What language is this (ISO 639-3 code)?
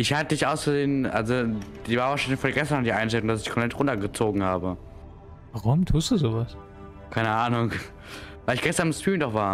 deu